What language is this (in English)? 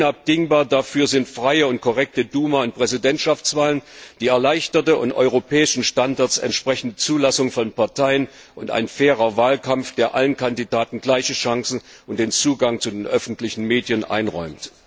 German